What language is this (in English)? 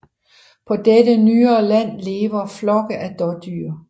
Danish